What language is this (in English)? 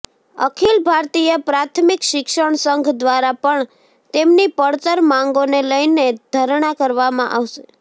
Gujarati